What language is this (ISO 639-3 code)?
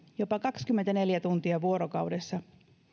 fin